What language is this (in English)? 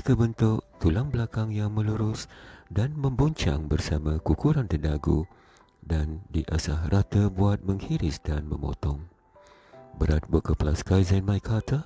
Malay